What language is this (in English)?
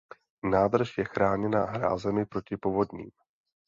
Czech